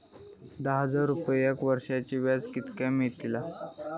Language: Marathi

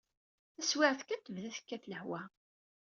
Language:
Kabyle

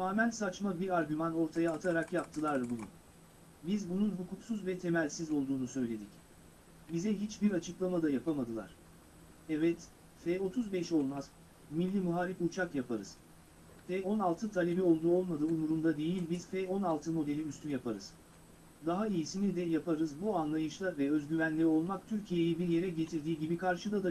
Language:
Turkish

